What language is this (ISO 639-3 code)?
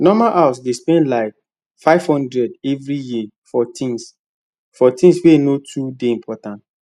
pcm